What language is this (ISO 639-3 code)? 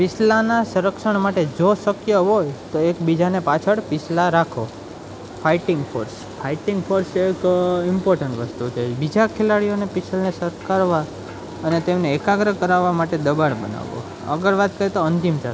guj